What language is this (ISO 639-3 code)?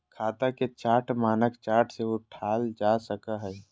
mag